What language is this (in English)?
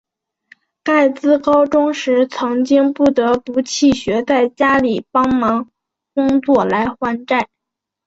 Chinese